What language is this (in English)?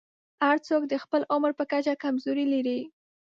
Pashto